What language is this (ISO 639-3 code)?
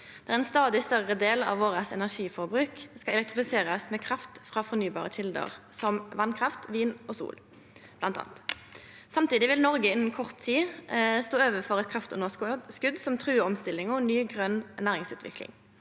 nor